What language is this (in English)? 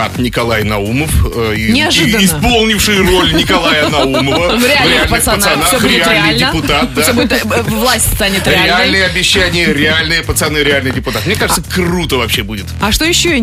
Russian